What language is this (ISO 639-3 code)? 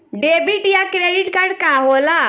bho